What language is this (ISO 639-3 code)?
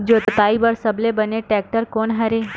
hne